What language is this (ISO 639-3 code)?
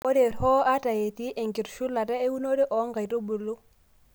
mas